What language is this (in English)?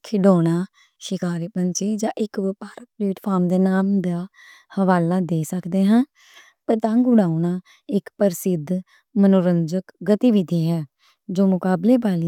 Western Panjabi